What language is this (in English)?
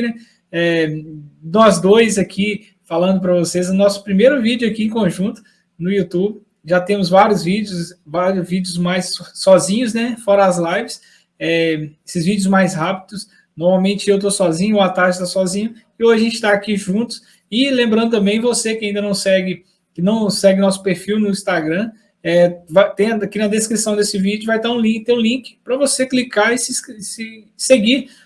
Portuguese